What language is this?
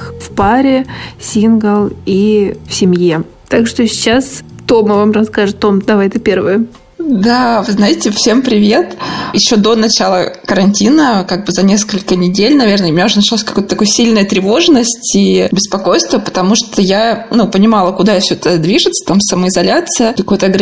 Russian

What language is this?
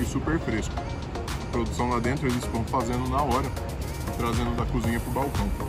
Portuguese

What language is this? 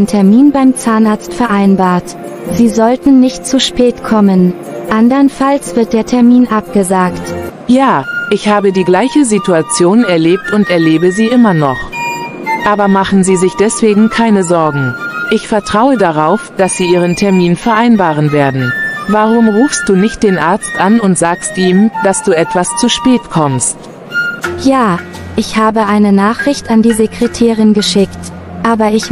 German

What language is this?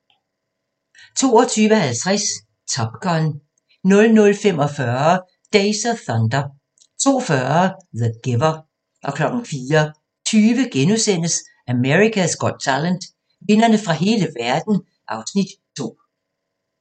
Danish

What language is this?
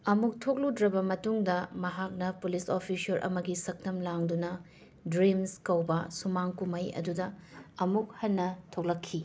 Manipuri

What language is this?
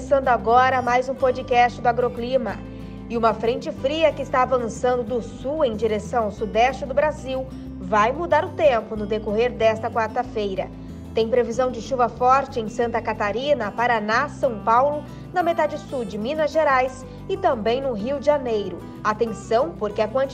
Portuguese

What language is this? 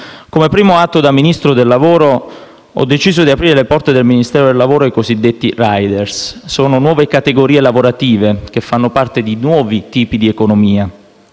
Italian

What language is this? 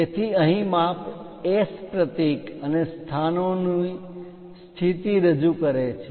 Gujarati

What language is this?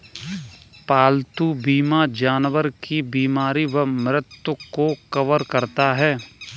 Hindi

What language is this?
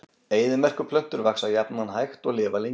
Icelandic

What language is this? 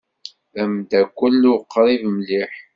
Kabyle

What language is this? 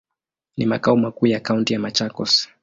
Swahili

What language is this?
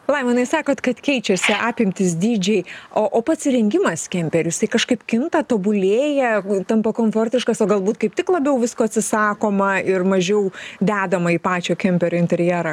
Lithuanian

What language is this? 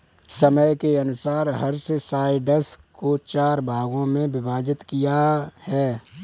Hindi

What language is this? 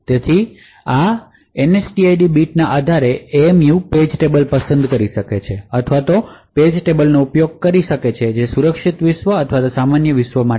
Gujarati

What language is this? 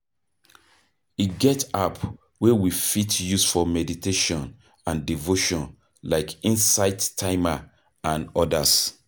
Nigerian Pidgin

